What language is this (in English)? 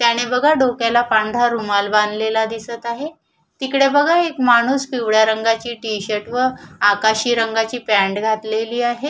Marathi